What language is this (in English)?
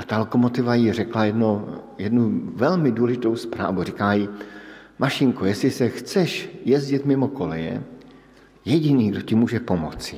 Czech